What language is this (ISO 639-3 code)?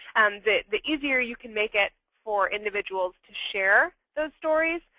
eng